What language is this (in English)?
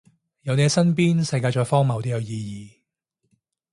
Cantonese